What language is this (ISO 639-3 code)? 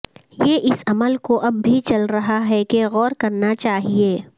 urd